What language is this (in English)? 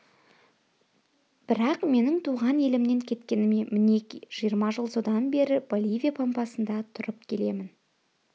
Kazakh